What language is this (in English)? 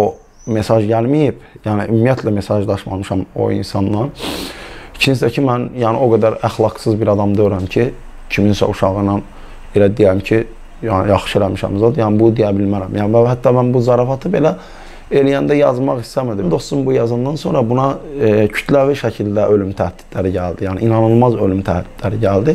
Turkish